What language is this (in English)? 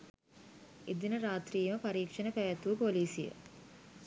Sinhala